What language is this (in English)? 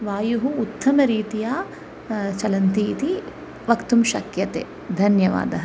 Sanskrit